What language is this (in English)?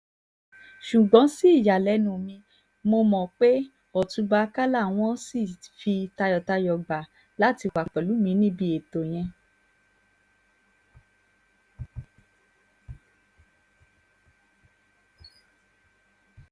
Yoruba